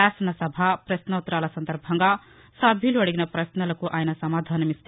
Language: Telugu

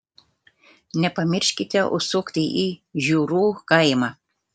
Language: Lithuanian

